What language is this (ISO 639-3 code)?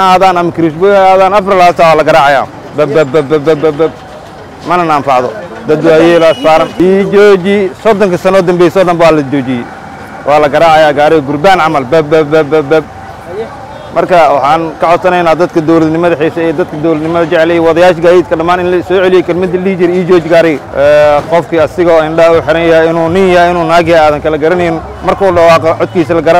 ara